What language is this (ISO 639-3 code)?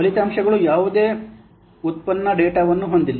kan